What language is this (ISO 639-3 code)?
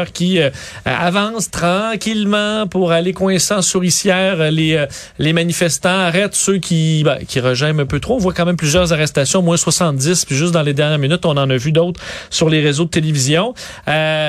fra